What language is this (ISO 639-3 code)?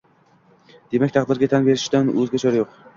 uzb